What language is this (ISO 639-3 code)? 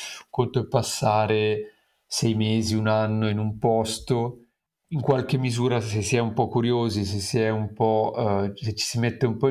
ita